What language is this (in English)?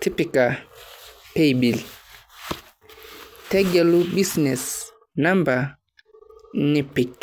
Masai